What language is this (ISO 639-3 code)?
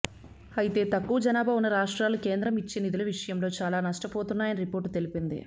tel